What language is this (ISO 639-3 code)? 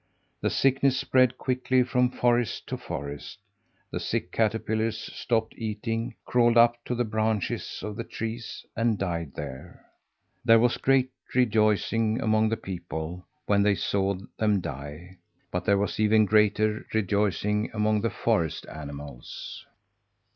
eng